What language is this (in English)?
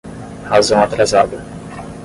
Portuguese